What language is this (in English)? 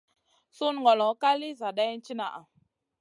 Masana